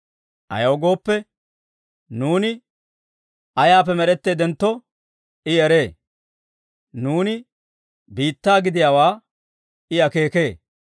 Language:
Dawro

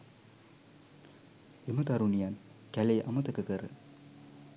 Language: Sinhala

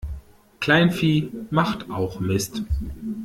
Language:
German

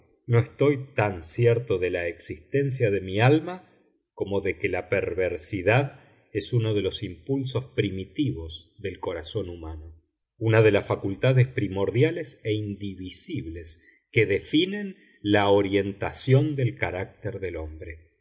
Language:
Spanish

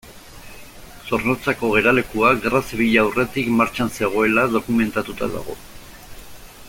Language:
Basque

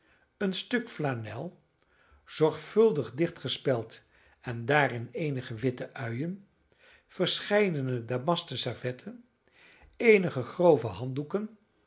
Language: Dutch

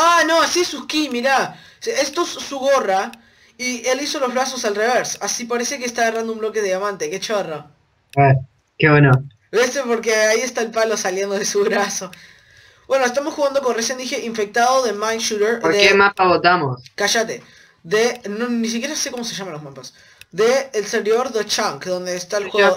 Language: Spanish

